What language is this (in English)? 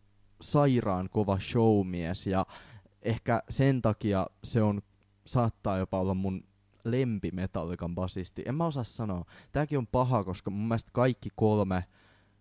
Finnish